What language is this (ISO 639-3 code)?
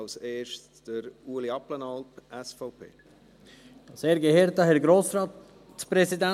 gsw